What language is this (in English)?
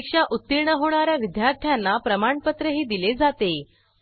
Marathi